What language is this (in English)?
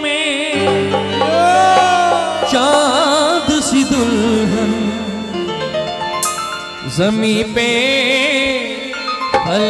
Arabic